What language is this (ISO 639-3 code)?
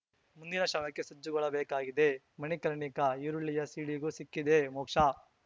kan